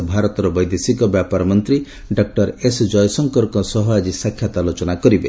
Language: Odia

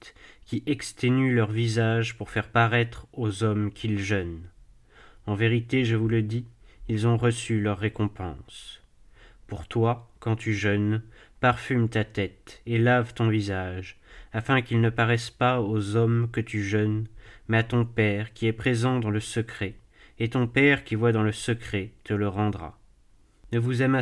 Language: French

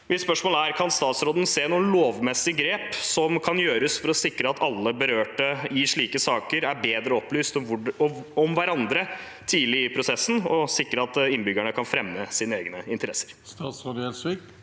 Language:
Norwegian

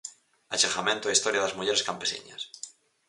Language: Galician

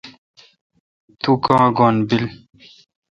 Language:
Kalkoti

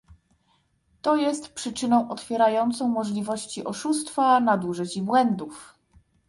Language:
Polish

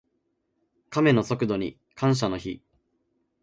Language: Japanese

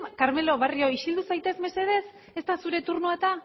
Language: Basque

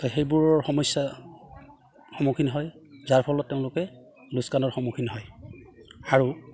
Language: Assamese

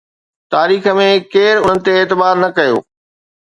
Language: Sindhi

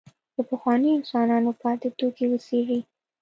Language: Pashto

